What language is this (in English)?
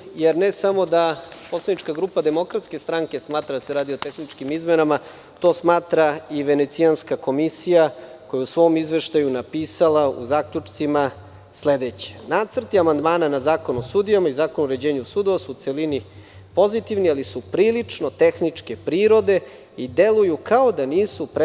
Serbian